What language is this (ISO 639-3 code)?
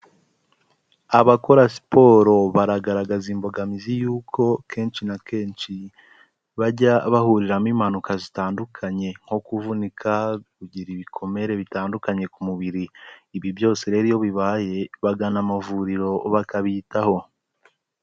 kin